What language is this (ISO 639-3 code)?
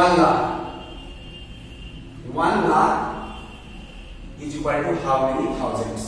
eng